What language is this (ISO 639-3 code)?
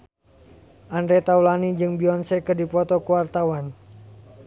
sun